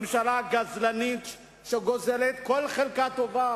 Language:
Hebrew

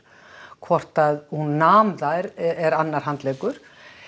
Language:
Icelandic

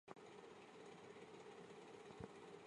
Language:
Chinese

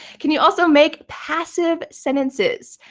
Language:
English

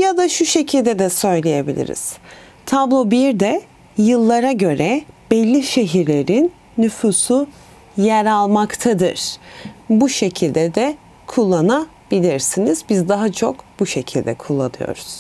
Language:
Turkish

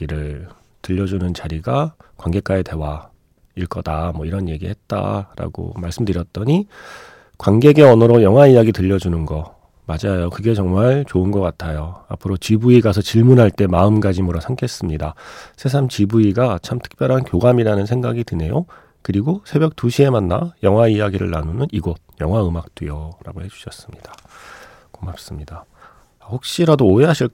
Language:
Korean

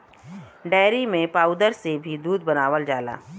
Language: Bhojpuri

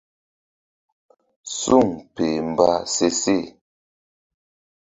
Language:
Mbum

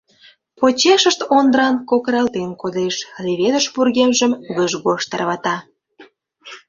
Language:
Mari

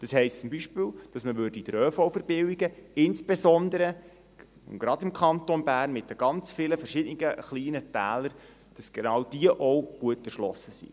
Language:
Swiss German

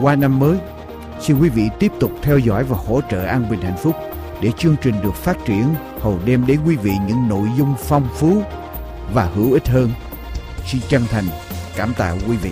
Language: Vietnamese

